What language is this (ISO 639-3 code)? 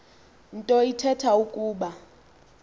xho